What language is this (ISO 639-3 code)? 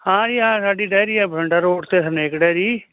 pan